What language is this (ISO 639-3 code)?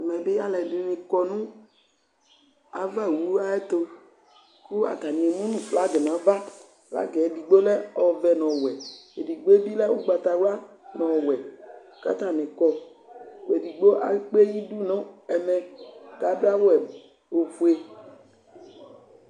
kpo